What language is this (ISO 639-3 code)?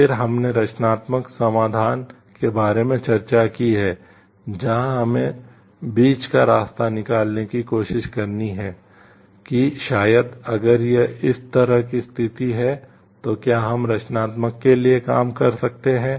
hin